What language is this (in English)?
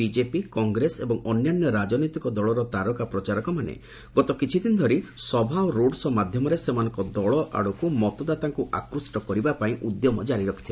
Odia